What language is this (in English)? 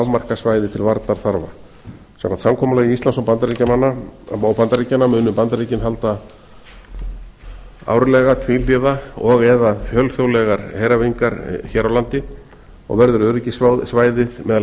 Icelandic